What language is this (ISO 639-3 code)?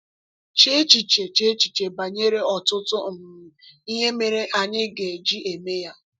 ibo